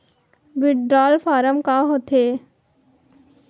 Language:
Chhattisgarhi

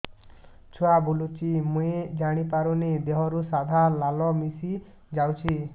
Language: Odia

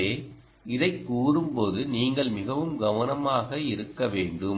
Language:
Tamil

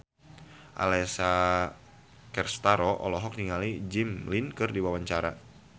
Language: Sundanese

